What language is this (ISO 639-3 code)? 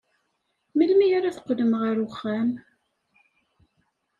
kab